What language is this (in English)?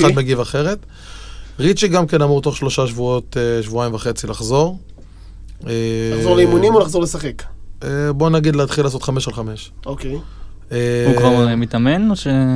Hebrew